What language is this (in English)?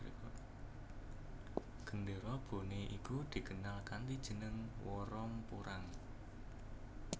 Javanese